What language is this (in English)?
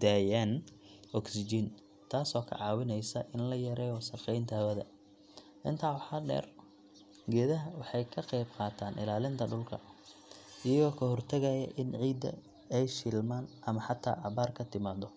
Somali